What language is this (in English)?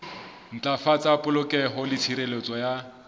Southern Sotho